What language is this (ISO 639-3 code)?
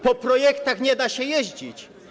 pol